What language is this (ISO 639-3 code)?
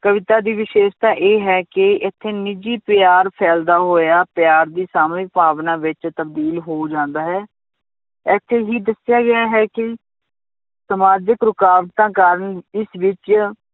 pan